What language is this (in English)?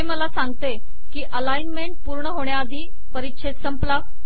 Marathi